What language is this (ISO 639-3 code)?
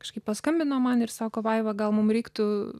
lit